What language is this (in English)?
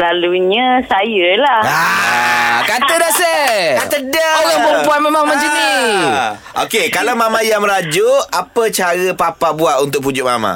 Malay